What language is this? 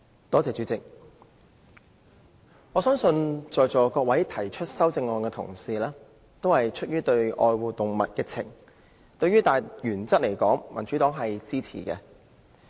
Cantonese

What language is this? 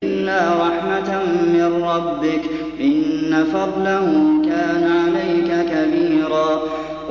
Arabic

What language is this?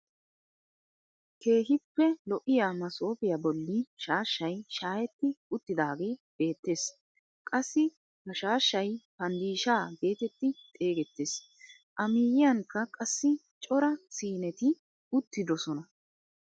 Wolaytta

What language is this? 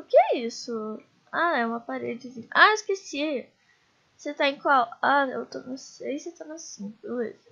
Portuguese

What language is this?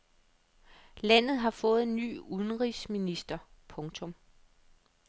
Danish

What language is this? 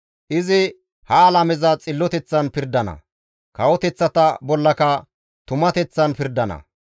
Gamo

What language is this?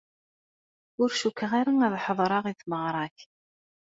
Kabyle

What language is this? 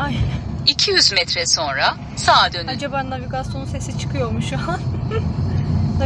Turkish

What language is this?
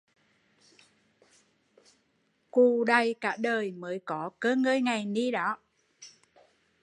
Vietnamese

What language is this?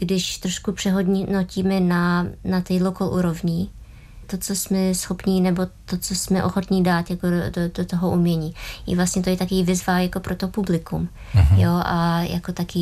Czech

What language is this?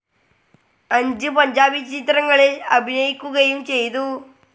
Malayalam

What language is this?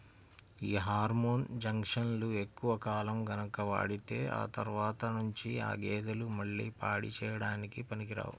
Telugu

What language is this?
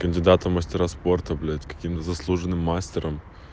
Russian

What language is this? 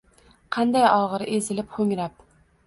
Uzbek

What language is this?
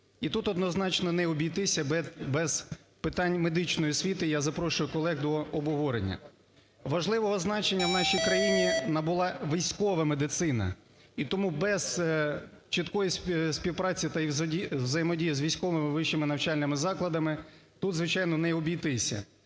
Ukrainian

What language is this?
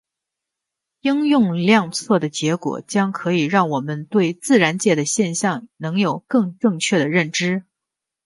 Chinese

